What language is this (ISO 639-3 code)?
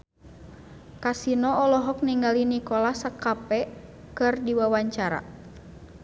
sun